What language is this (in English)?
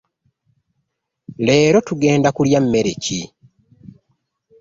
Ganda